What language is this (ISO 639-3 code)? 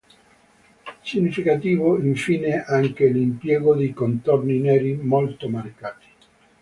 ita